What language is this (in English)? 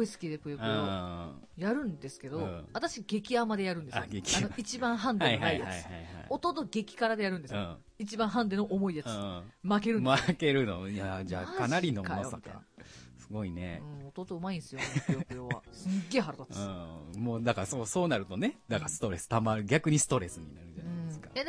Japanese